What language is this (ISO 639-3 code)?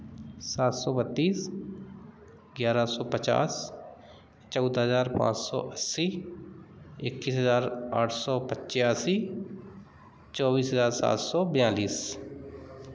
hin